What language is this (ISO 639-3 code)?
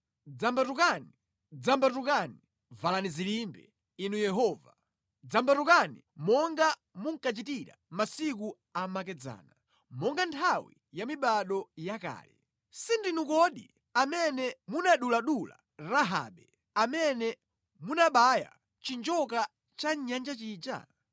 nya